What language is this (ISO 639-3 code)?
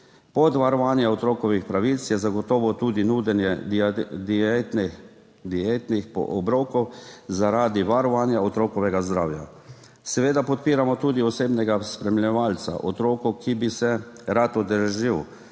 slv